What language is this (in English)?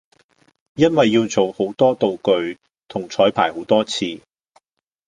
Cantonese